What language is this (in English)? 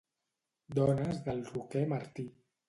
Catalan